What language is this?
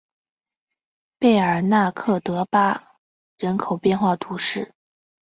Chinese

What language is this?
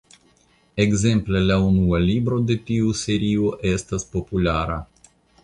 Esperanto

